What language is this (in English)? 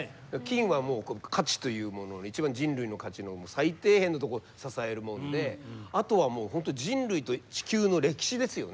Japanese